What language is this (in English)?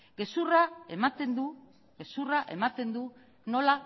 Basque